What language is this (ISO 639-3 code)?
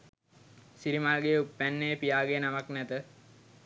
sin